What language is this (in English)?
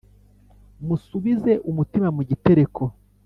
Kinyarwanda